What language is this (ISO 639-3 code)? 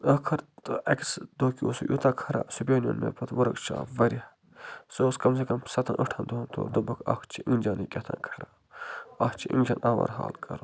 kas